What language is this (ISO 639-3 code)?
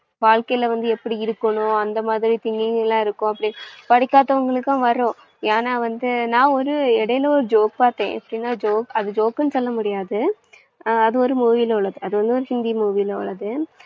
tam